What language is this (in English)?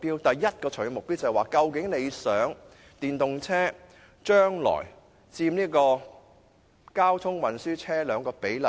Cantonese